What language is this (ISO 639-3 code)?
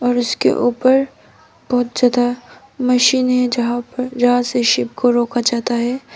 hin